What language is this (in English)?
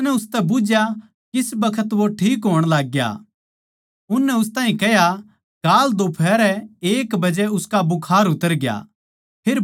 Haryanvi